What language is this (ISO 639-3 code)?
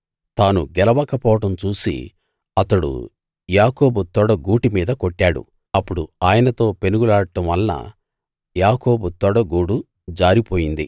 tel